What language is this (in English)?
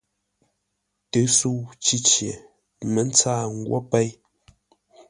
Ngombale